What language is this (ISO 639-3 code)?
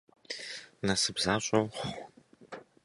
kbd